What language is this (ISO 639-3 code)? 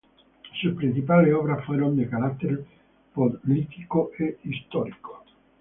spa